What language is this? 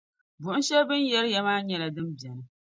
Dagbani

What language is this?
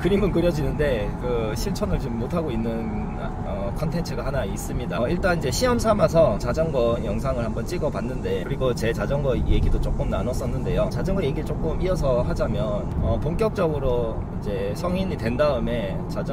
Korean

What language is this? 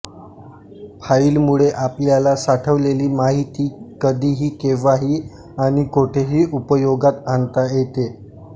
Marathi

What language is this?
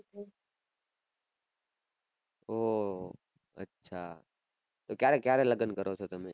Gujarati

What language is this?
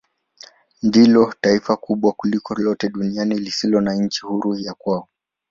Swahili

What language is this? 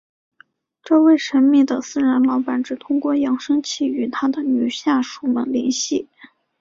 Chinese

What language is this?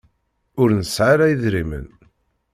Kabyle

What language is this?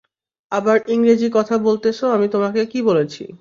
Bangla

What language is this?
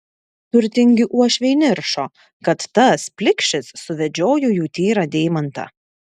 Lithuanian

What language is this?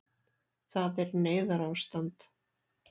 Icelandic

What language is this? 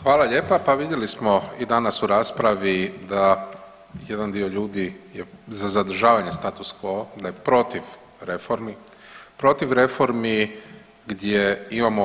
Croatian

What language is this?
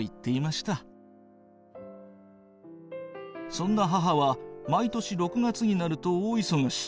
Japanese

